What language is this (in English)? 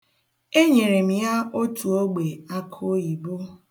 Igbo